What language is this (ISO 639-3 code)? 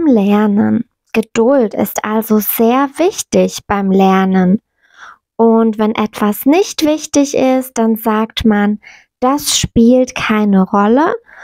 deu